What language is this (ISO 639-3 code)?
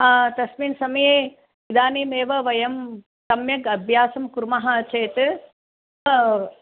san